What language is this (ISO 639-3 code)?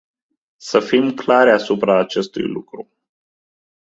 ron